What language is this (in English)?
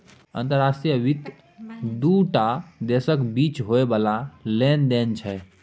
Maithili